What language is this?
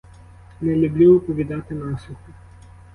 Ukrainian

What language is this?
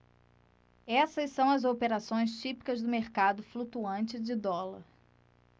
Portuguese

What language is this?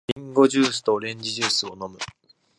Japanese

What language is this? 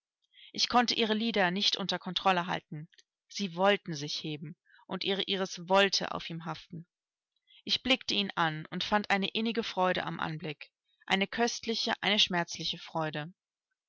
German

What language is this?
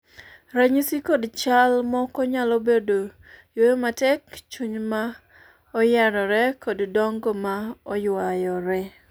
Luo (Kenya and Tanzania)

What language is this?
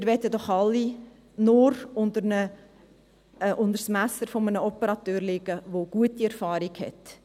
Swiss German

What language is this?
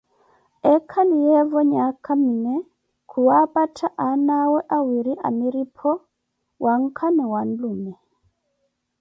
Koti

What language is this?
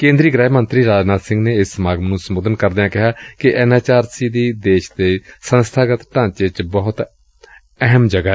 Punjabi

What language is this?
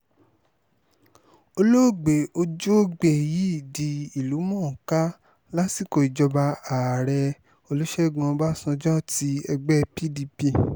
Yoruba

